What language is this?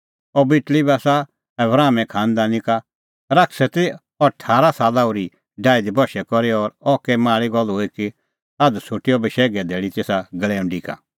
Kullu Pahari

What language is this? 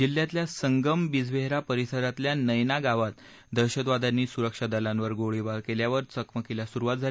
Marathi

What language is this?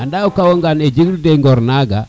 Serer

